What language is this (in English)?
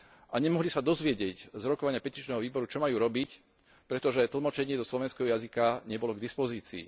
Slovak